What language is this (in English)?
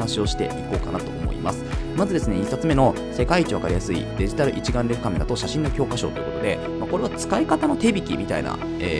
Japanese